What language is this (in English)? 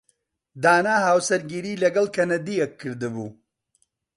Central Kurdish